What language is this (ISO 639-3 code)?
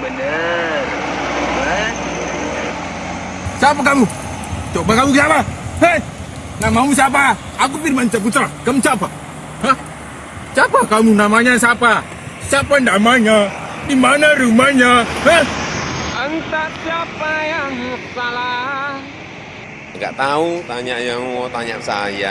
ind